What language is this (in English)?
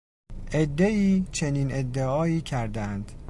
Persian